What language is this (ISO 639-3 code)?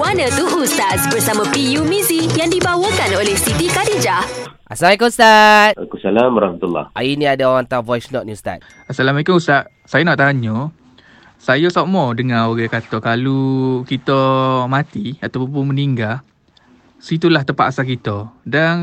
msa